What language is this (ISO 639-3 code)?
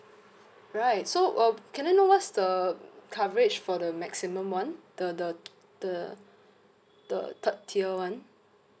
eng